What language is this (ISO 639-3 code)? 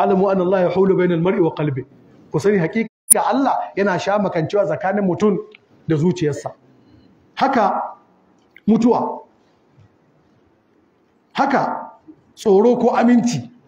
ara